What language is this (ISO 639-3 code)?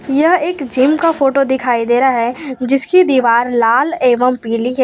hin